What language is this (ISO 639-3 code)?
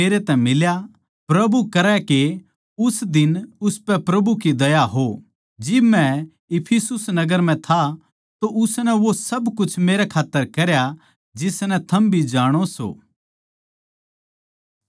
bgc